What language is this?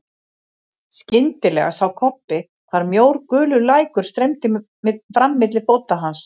Icelandic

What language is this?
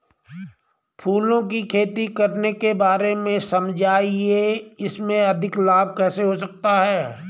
Hindi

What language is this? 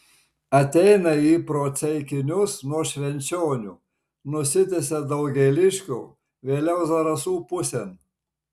Lithuanian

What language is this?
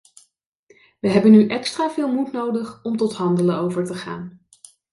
Dutch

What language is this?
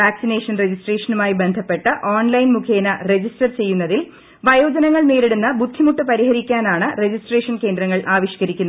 Malayalam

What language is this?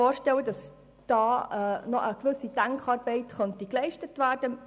Swiss German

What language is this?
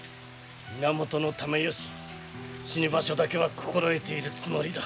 Japanese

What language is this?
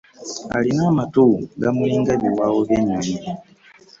Ganda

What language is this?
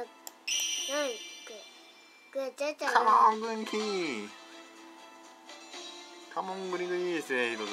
Japanese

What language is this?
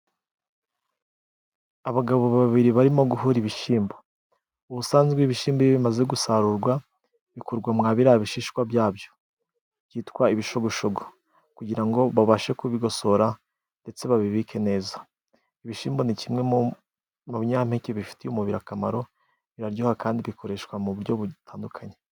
Kinyarwanda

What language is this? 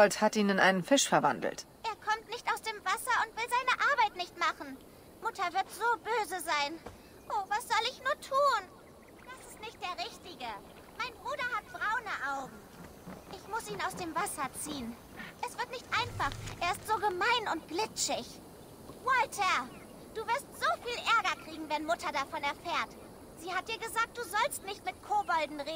German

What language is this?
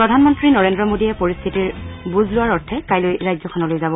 Assamese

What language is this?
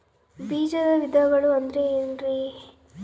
Kannada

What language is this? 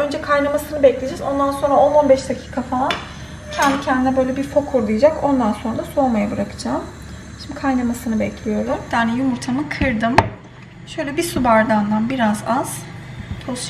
Turkish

